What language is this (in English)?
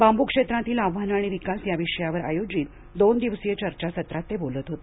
Marathi